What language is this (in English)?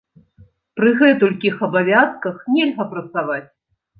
Belarusian